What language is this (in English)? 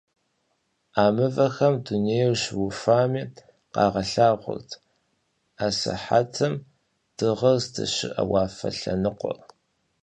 Kabardian